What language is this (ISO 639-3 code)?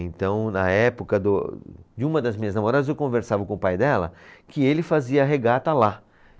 por